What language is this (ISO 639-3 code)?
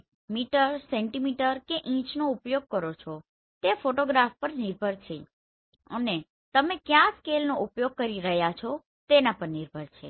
guj